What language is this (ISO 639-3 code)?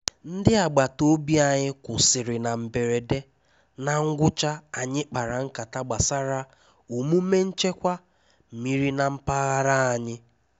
ibo